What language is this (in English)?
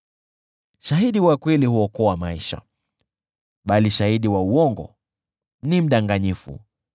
Swahili